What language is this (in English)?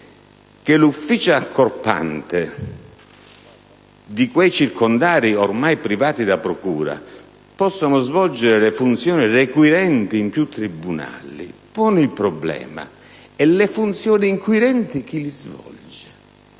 Italian